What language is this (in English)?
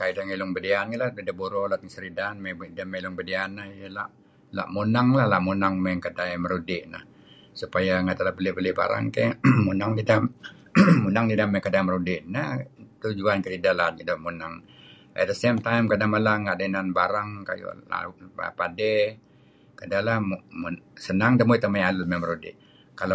Kelabit